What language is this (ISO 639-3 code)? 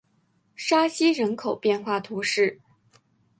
zho